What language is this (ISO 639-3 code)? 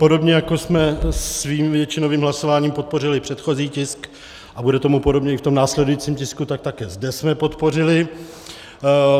ces